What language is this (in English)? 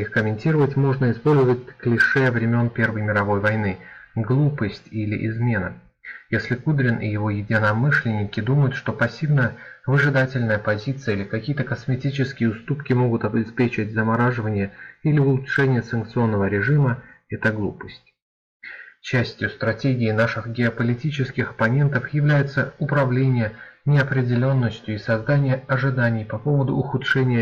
Russian